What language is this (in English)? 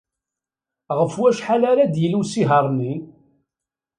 Kabyle